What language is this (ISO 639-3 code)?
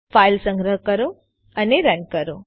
guj